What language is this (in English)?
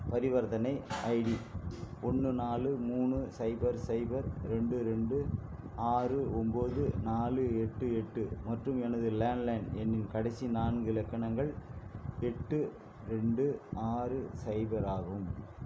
Tamil